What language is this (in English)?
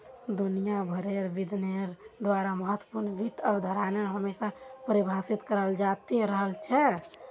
Magahi